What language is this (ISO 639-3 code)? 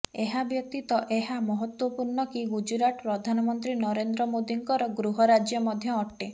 ori